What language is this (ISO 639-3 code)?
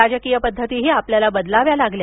mar